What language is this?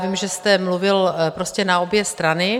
Czech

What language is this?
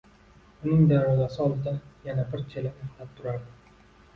Uzbek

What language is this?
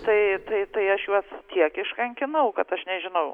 Lithuanian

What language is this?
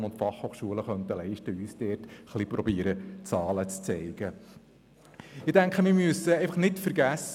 Swiss German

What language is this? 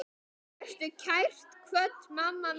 Icelandic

